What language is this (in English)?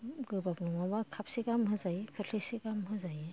Bodo